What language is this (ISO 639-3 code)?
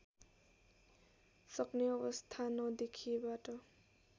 nep